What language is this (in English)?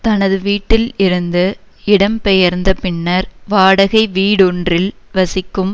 Tamil